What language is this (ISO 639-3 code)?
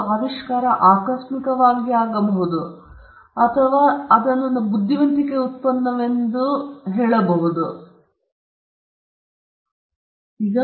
kan